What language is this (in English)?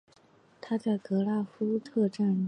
Chinese